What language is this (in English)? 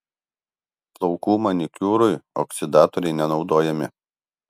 Lithuanian